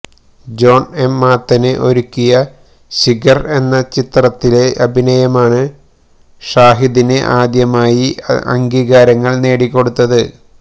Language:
Malayalam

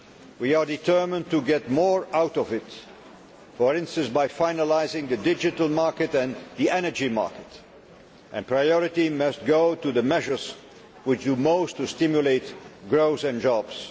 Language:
English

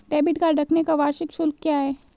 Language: Hindi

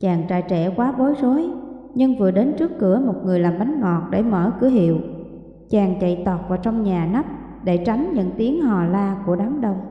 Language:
Vietnamese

